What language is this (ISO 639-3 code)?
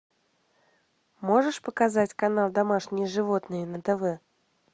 rus